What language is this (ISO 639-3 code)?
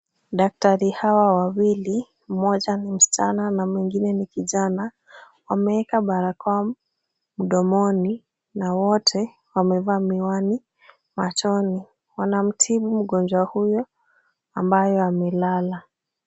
swa